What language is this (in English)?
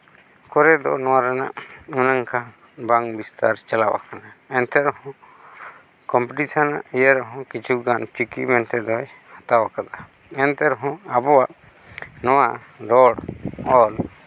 Santali